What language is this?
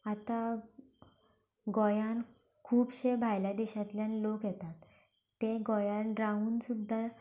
Konkani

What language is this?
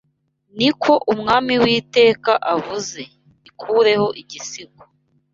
Kinyarwanda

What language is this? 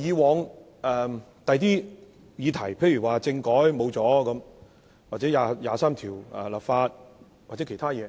Cantonese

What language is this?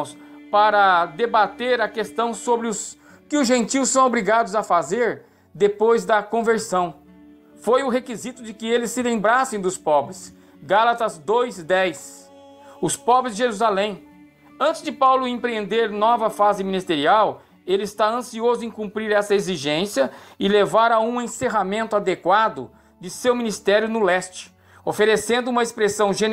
Portuguese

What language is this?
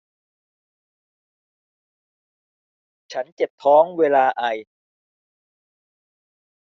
Thai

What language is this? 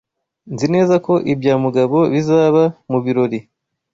Kinyarwanda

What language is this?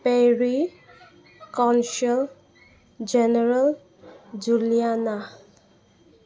Manipuri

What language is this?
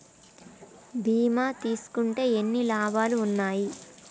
Telugu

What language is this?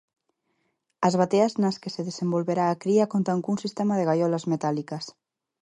Galician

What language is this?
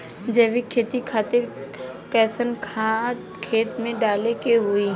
Bhojpuri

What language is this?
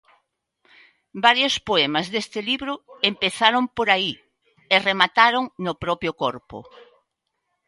Galician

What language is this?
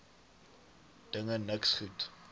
Afrikaans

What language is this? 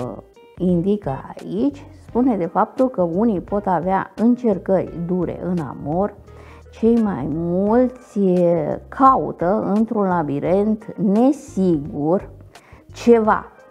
Romanian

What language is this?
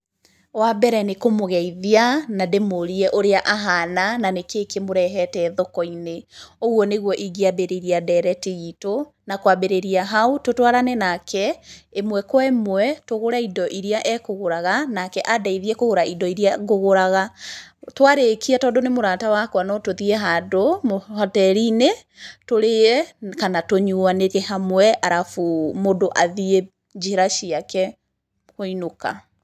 Kikuyu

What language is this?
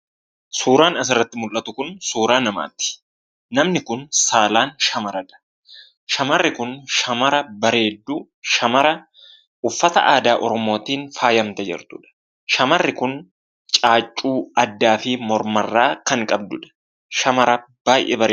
Oromo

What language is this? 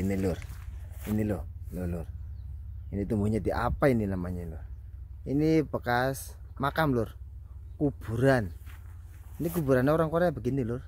Indonesian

